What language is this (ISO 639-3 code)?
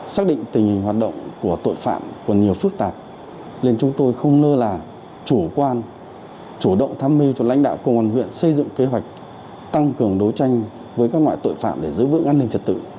vie